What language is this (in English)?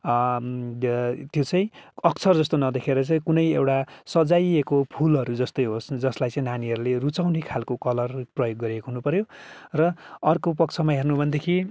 Nepali